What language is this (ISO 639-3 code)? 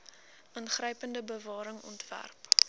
afr